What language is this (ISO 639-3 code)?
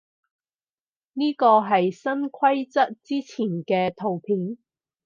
yue